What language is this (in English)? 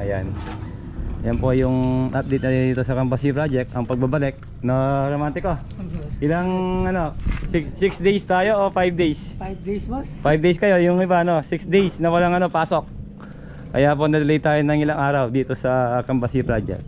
Filipino